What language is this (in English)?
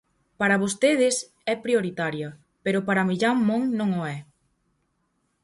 Galician